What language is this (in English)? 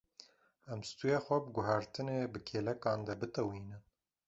Kurdish